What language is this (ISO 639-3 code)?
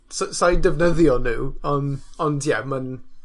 cym